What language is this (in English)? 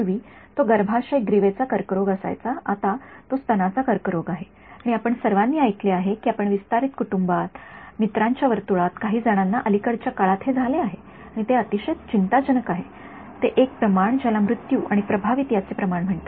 Marathi